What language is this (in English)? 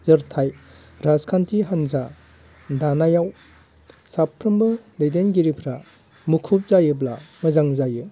Bodo